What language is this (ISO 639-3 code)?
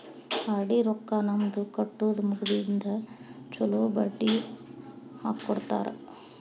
kan